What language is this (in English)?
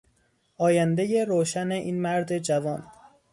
Persian